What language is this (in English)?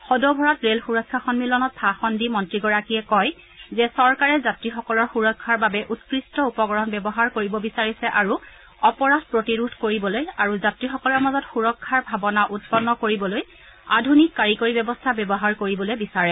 Assamese